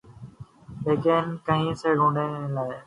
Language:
Urdu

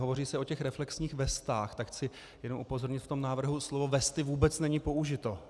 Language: Czech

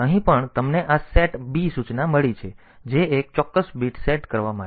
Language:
Gujarati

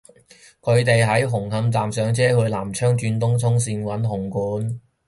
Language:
Cantonese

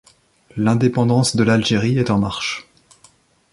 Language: French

